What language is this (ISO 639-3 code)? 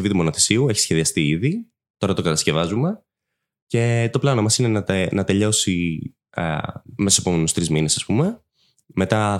ell